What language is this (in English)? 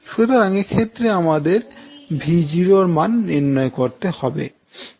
Bangla